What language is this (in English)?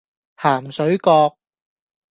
Cantonese